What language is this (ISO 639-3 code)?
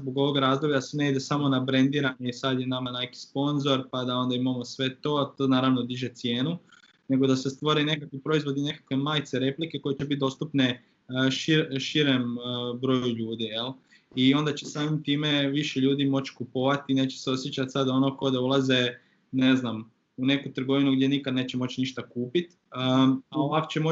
hrv